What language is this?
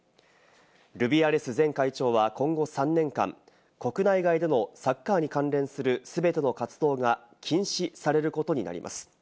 Japanese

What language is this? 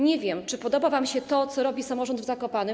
Polish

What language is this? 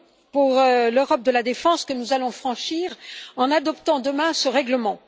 French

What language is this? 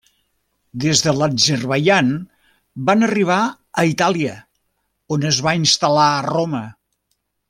Catalan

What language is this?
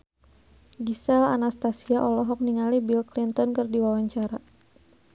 Sundanese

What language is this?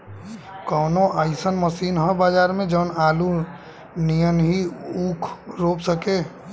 Bhojpuri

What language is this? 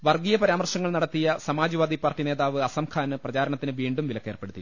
Malayalam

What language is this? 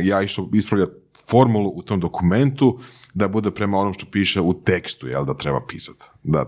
Croatian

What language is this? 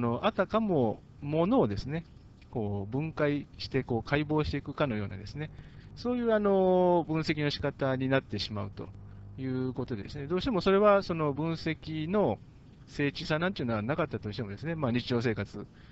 Japanese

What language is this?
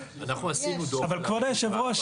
Hebrew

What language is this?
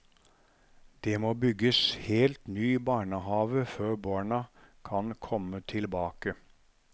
Norwegian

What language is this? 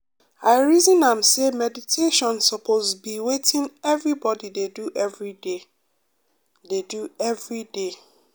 Nigerian Pidgin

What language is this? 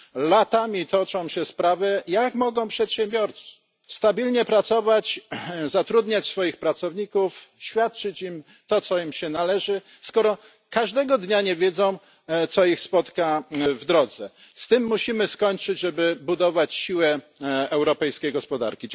Polish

